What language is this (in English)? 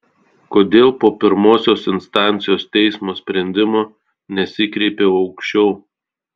Lithuanian